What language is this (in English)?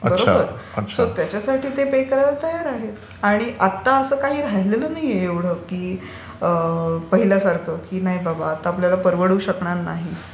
Marathi